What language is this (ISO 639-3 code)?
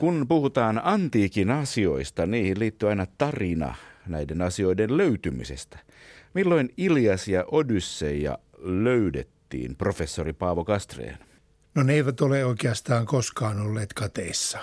fin